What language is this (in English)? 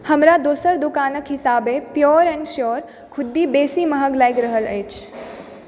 Maithili